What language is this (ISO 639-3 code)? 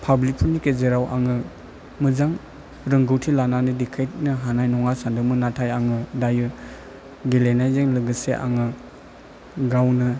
brx